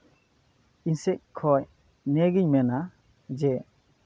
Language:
Santali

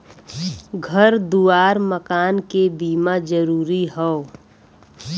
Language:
Bhojpuri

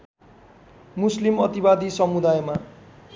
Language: Nepali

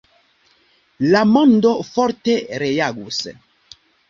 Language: Esperanto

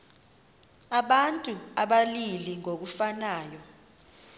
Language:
Xhosa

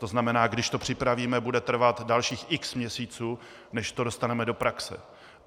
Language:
Czech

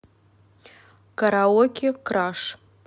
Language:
Russian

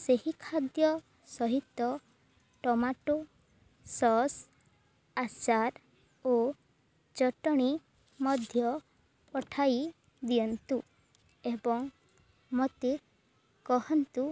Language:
Odia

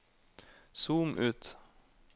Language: Norwegian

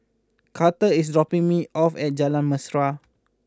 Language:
English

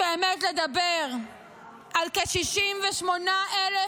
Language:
Hebrew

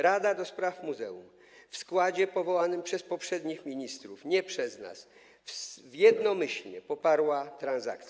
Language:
Polish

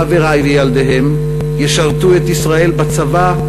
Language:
Hebrew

